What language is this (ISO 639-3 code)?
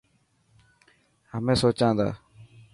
mki